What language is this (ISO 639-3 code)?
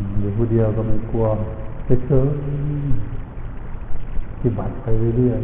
tha